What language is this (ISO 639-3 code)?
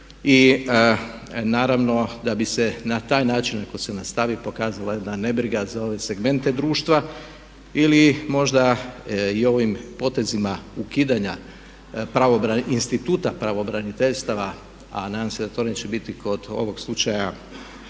hrv